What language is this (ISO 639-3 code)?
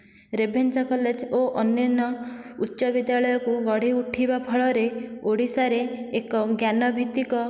ori